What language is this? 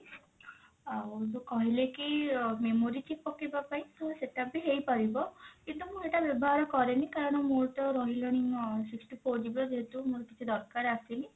Odia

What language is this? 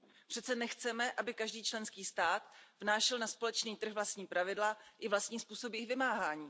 Czech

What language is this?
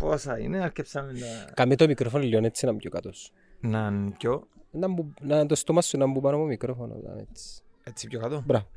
Greek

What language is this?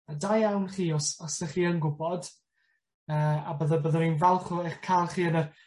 Welsh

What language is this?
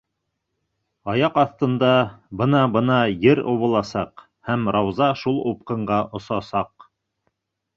Bashkir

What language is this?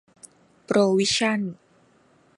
Thai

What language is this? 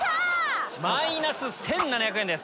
Japanese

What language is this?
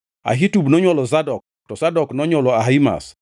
Luo (Kenya and Tanzania)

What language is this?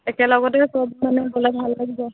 Assamese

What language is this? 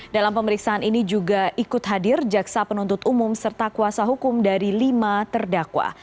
Indonesian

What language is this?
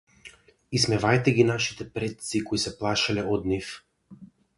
Macedonian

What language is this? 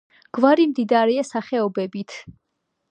Georgian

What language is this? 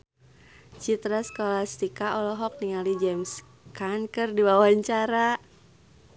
Sundanese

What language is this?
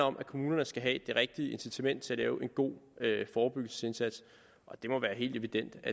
Danish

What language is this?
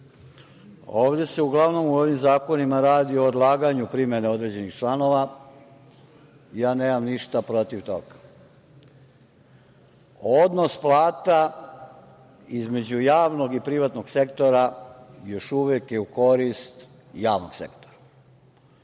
Serbian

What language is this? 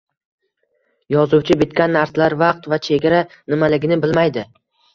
Uzbek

